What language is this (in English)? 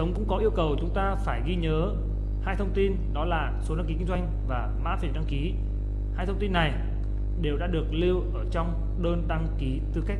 Vietnamese